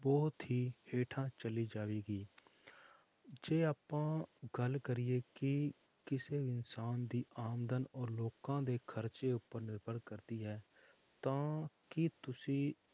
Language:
Punjabi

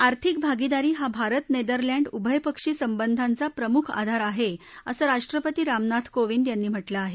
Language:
Marathi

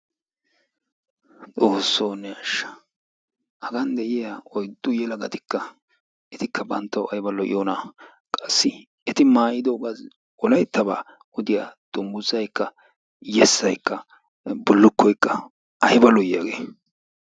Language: Wolaytta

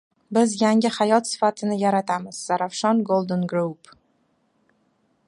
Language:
Uzbek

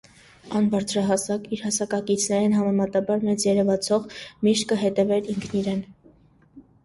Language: Armenian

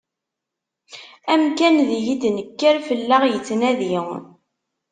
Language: Kabyle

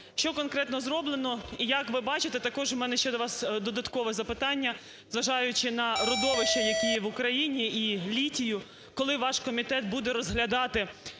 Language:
Ukrainian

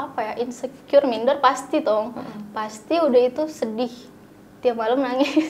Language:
Indonesian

